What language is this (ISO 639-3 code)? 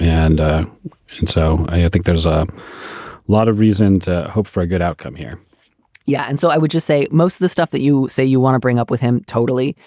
eng